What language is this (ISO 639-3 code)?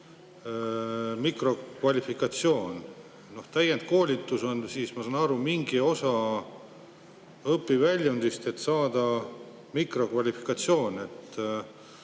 est